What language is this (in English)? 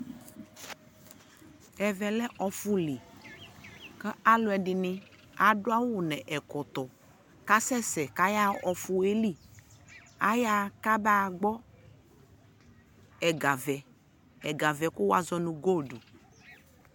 Ikposo